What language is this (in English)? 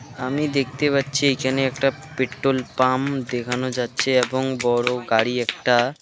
Bangla